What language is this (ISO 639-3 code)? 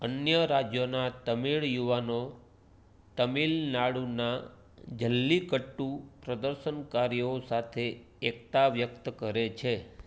guj